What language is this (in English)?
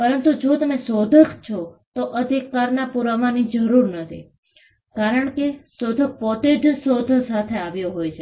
Gujarati